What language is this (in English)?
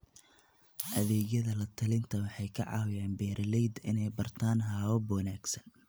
Somali